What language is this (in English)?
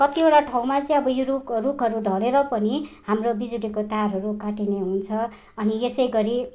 Nepali